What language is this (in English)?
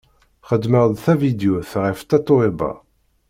Kabyle